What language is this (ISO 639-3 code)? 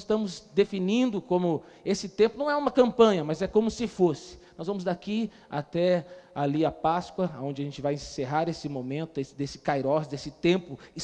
por